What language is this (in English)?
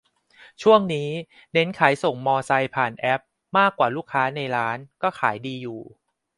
Thai